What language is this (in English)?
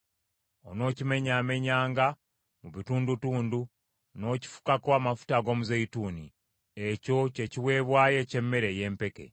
Ganda